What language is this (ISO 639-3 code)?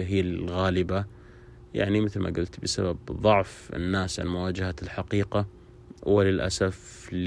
ara